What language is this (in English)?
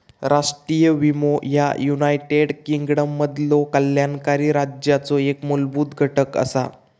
Marathi